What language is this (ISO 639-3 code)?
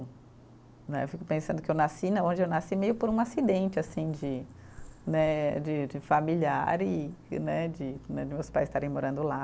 por